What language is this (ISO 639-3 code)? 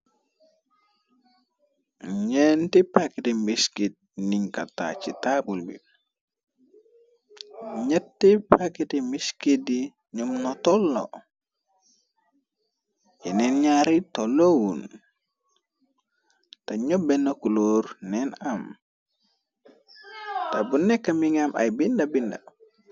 wol